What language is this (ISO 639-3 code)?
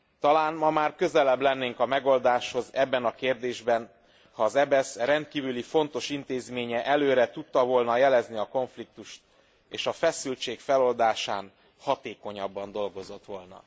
hun